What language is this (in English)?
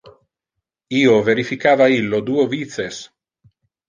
Interlingua